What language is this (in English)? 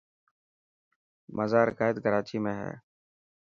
Dhatki